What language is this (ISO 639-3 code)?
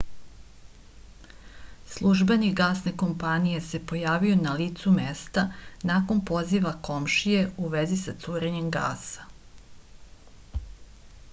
srp